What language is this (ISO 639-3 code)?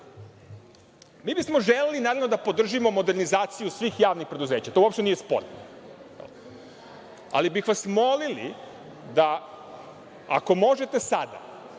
srp